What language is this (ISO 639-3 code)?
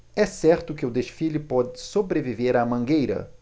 por